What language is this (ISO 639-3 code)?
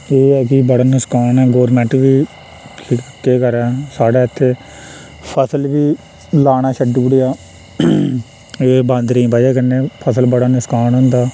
doi